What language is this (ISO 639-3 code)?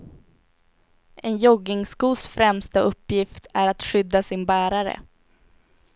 swe